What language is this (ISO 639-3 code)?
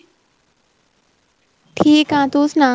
pan